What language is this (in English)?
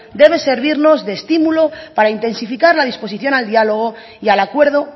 Spanish